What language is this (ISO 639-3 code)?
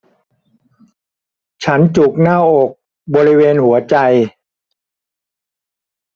tha